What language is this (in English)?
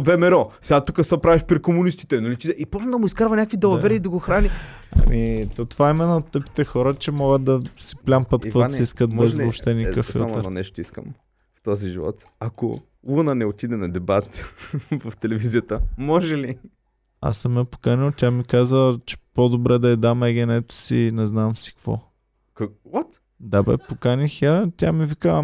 Bulgarian